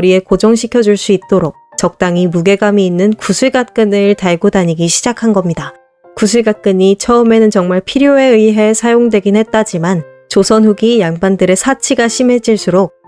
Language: Korean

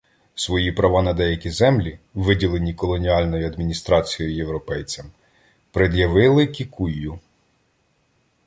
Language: Ukrainian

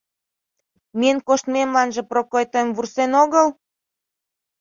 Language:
Mari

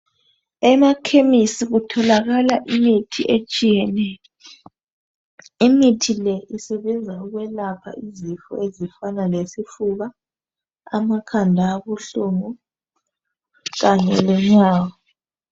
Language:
North Ndebele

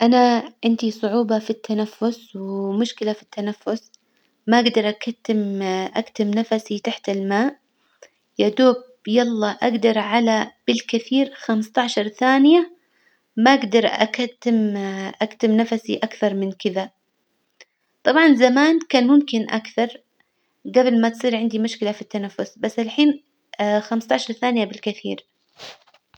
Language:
Hijazi Arabic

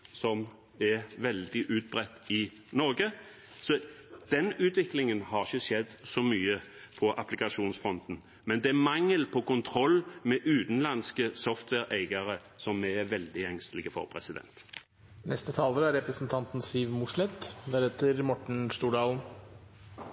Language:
Norwegian Bokmål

